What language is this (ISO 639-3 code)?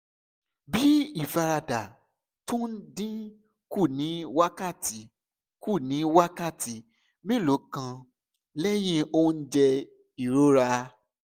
yor